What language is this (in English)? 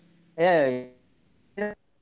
Kannada